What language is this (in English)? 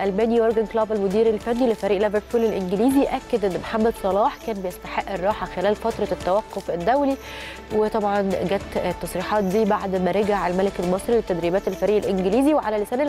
Arabic